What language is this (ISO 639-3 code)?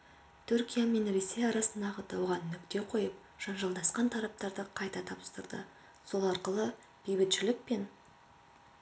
kaz